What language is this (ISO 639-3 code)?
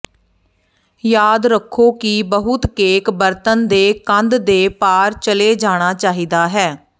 pan